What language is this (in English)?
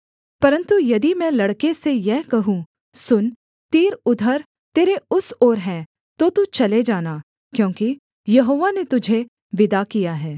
Hindi